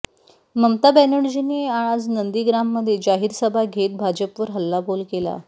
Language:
Marathi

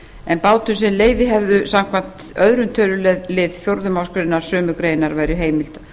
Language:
Icelandic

